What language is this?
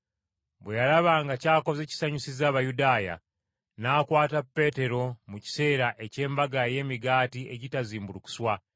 Ganda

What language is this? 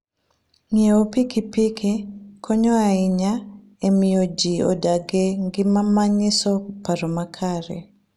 Luo (Kenya and Tanzania)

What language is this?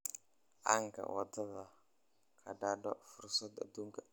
Somali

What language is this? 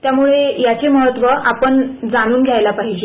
Marathi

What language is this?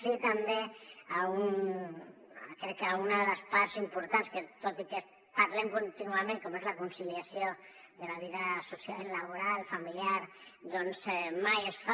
Catalan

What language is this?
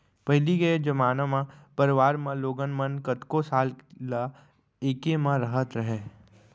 Chhattisgarhi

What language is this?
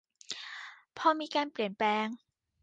Thai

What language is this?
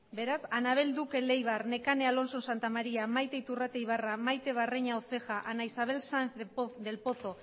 Basque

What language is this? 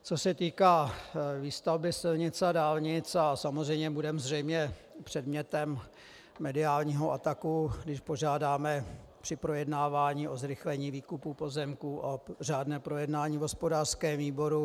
Czech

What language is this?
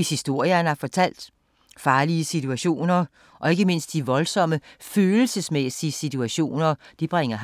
Danish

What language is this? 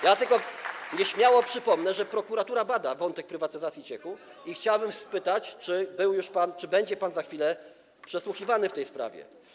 Polish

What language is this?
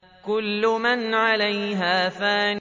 Arabic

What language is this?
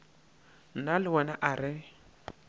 Northern Sotho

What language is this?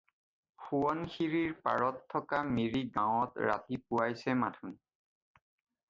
Assamese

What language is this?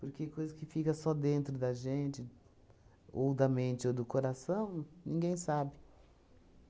Portuguese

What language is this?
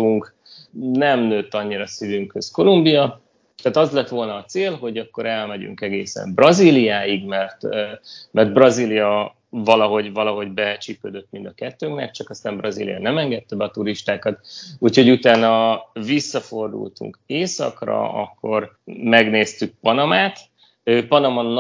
Hungarian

